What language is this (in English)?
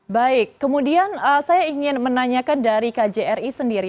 Indonesian